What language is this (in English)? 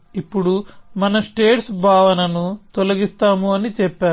Telugu